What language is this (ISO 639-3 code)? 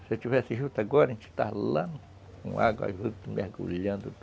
por